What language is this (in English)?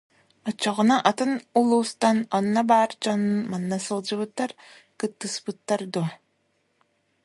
Yakut